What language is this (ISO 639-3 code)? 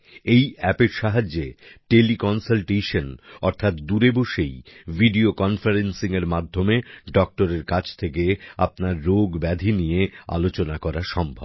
ben